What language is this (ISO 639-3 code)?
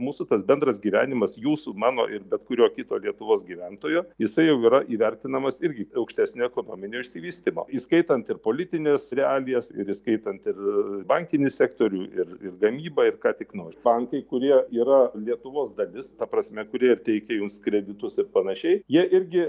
lit